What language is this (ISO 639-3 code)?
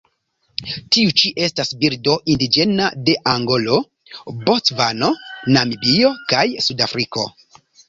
epo